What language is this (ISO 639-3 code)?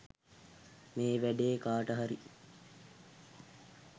sin